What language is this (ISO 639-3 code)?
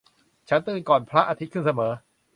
tha